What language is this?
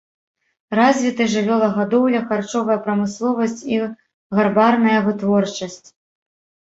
Belarusian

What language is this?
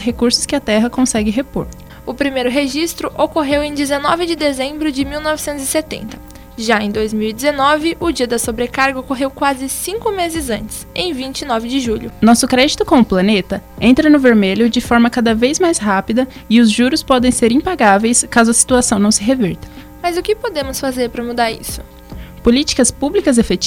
Portuguese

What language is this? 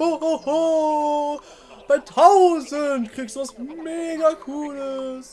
German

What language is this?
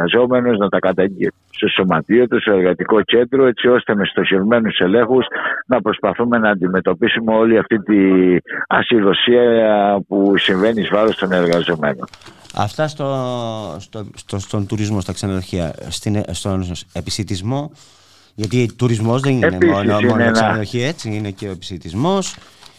Greek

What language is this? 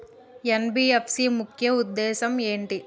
Telugu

